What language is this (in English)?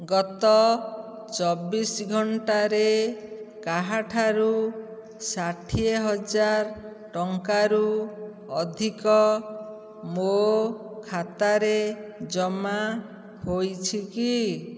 Odia